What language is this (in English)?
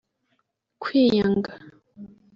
Kinyarwanda